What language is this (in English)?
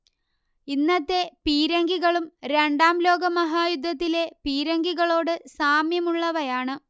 Malayalam